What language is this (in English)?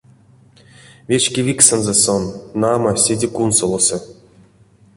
Erzya